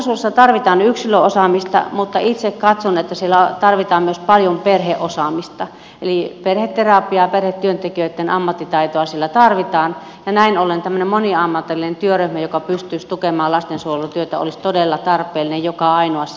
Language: Finnish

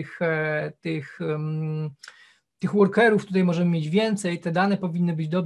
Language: Polish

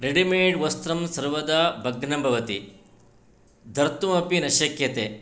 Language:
Sanskrit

